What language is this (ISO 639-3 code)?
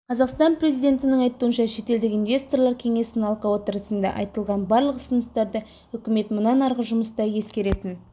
kaz